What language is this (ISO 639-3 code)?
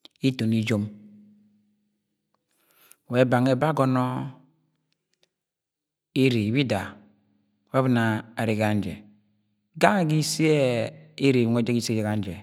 yay